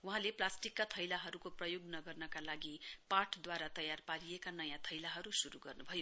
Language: Nepali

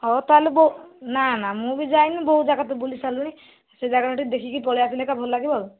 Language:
Odia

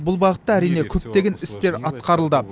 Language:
Kazakh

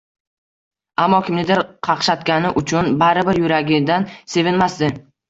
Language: Uzbek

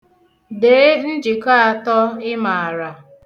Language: Igbo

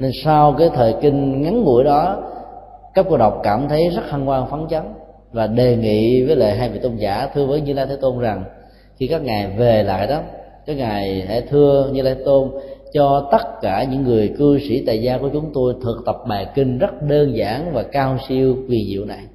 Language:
Vietnamese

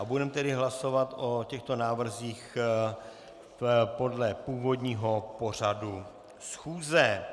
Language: Czech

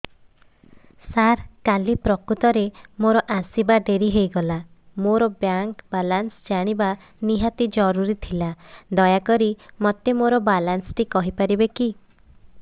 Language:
Odia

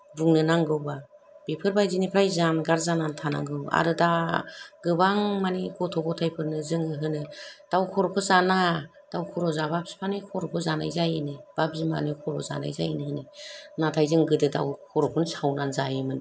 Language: Bodo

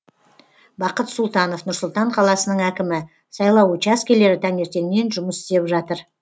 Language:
Kazakh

